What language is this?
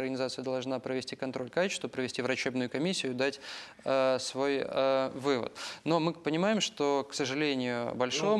Russian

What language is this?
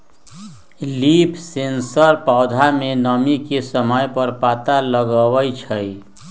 Magahi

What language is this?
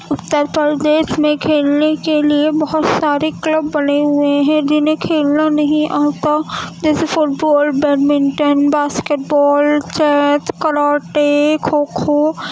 Urdu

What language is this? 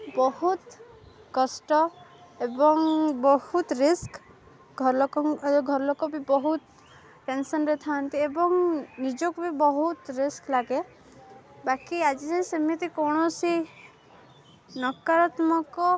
Odia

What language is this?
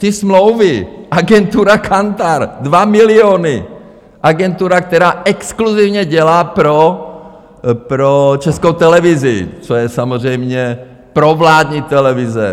Czech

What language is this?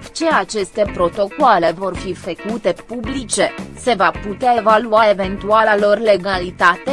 Romanian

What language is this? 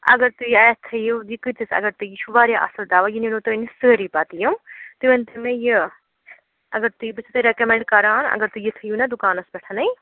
Kashmiri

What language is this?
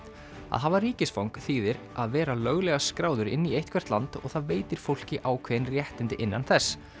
Icelandic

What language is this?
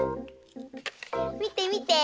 Japanese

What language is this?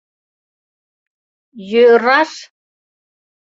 Mari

